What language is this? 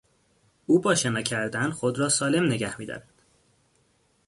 Persian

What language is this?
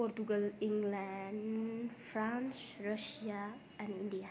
Nepali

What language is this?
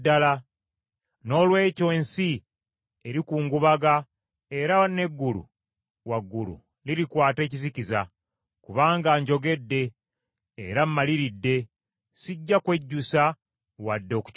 Ganda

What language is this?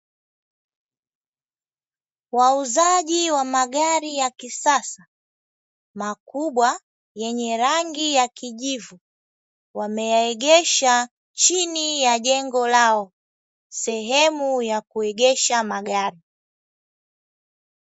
Swahili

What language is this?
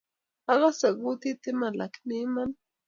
Kalenjin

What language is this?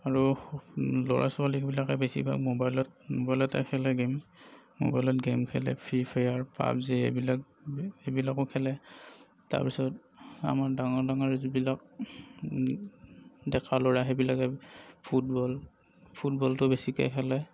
Assamese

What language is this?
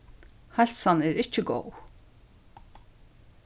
Faroese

